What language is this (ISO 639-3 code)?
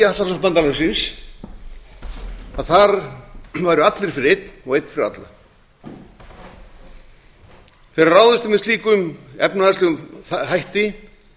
isl